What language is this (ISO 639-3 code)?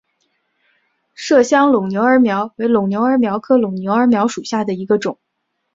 zho